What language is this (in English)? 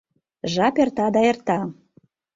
Mari